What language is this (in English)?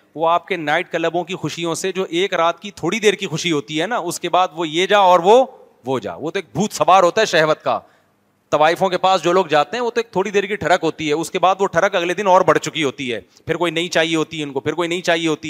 Urdu